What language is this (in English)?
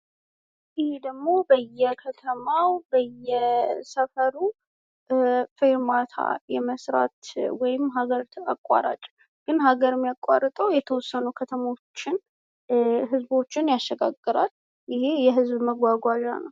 Amharic